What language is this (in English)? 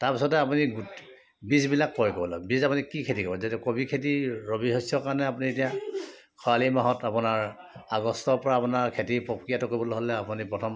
Assamese